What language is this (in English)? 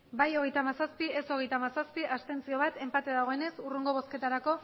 Basque